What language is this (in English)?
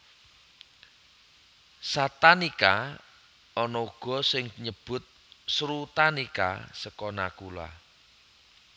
Javanese